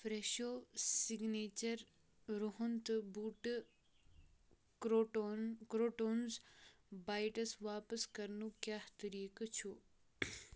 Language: Kashmiri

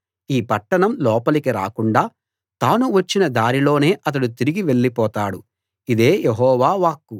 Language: Telugu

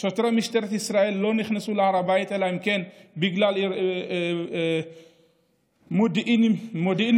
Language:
Hebrew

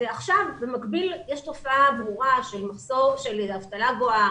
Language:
Hebrew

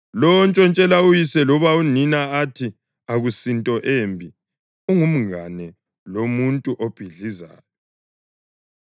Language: North Ndebele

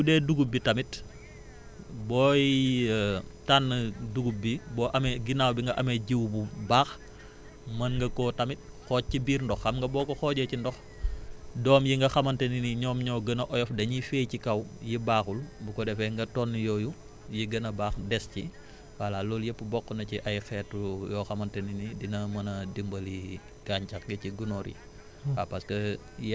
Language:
Wolof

